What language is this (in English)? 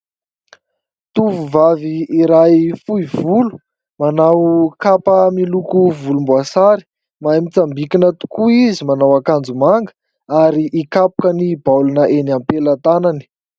Malagasy